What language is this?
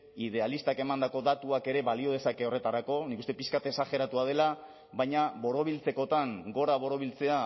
Basque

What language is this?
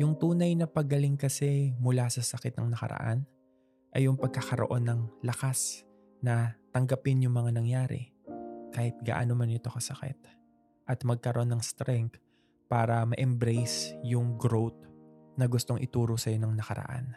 Filipino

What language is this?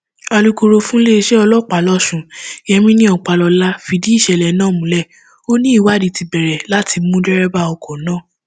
Yoruba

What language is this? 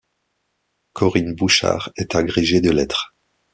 French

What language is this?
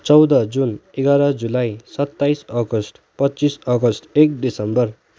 Nepali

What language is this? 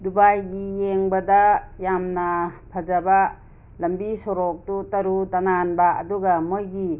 Manipuri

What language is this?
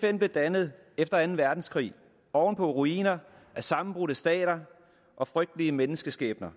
Danish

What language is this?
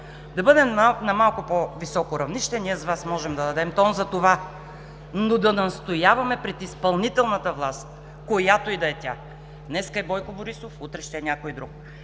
Bulgarian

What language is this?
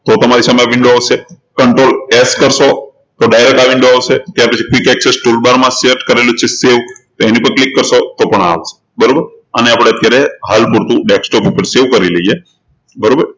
Gujarati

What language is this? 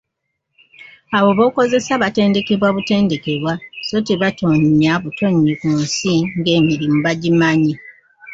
Ganda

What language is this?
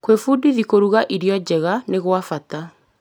Kikuyu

